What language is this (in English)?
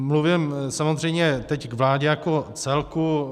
Czech